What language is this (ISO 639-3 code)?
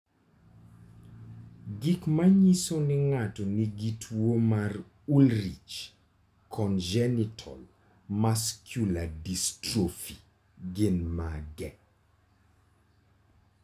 luo